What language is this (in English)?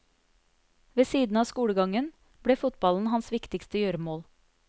Norwegian